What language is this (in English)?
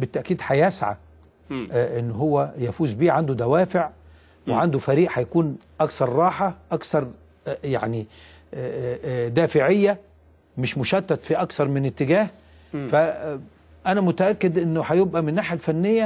Arabic